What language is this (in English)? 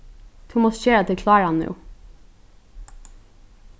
Faroese